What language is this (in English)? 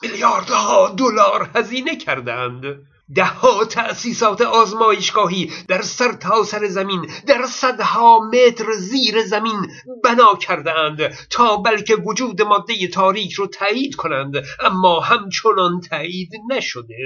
Persian